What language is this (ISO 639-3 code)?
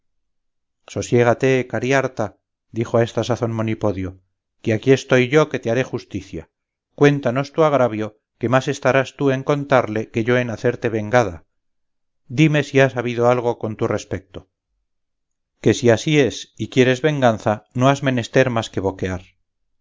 spa